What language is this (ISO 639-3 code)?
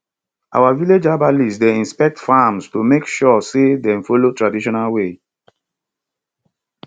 pcm